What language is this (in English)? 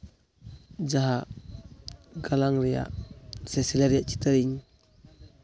Santali